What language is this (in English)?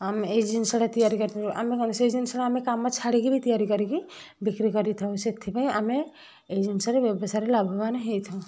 Odia